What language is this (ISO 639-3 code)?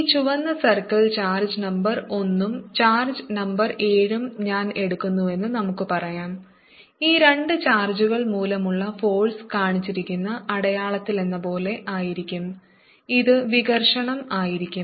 mal